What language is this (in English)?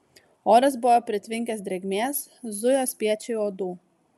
Lithuanian